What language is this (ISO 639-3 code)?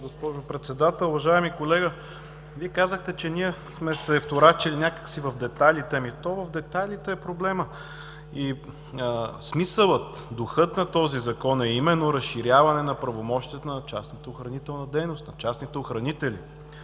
bul